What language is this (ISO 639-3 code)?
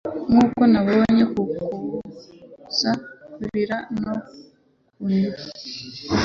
kin